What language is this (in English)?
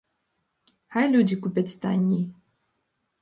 Belarusian